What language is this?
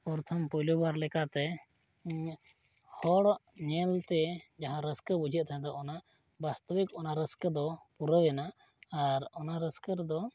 Santali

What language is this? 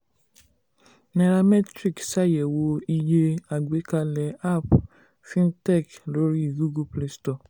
Yoruba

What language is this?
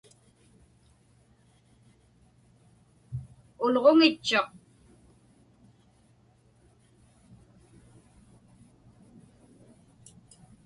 Inupiaq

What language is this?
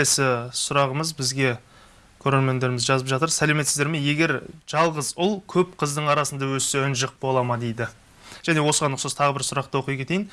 Turkish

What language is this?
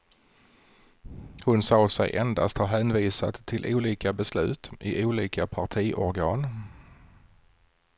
Swedish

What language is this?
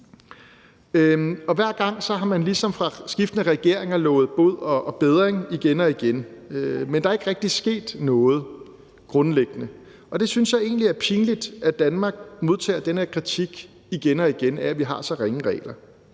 Danish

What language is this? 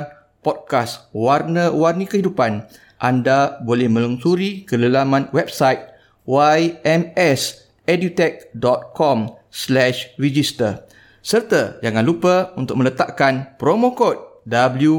Malay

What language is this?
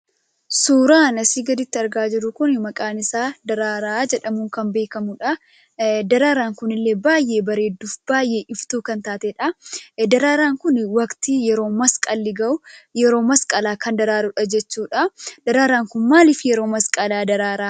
Oromo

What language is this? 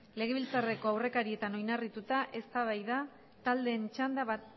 Basque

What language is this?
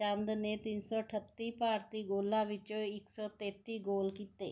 Punjabi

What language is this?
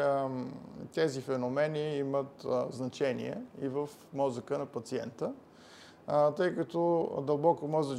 Bulgarian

